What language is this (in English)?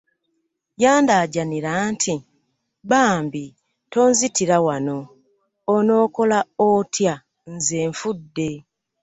Ganda